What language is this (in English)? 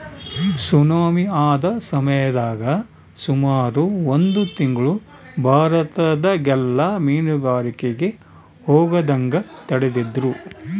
Kannada